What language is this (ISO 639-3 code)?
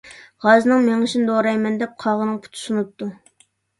uig